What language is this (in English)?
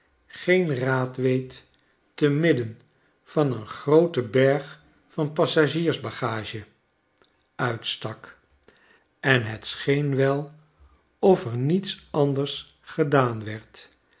Dutch